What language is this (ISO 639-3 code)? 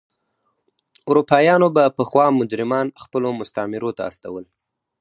pus